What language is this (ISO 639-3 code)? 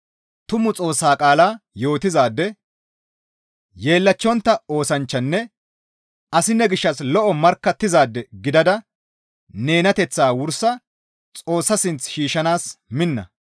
gmv